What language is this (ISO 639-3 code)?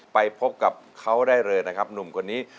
tha